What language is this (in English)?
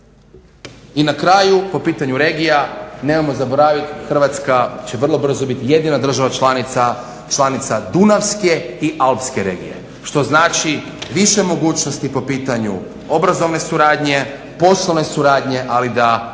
Croatian